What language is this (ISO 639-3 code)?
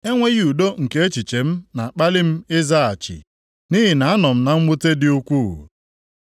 ibo